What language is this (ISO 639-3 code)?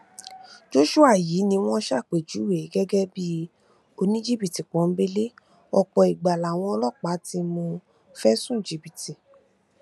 yor